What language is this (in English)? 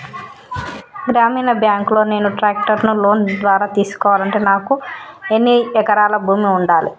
Telugu